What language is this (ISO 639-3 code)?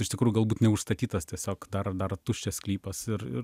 lit